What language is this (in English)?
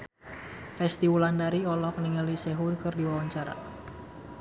Sundanese